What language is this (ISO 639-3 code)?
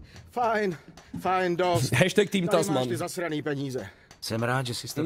ces